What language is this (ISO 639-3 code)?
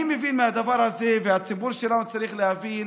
heb